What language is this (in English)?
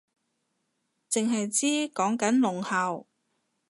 Cantonese